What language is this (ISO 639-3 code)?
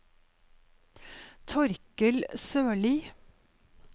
nor